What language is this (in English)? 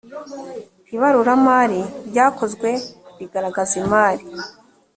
Kinyarwanda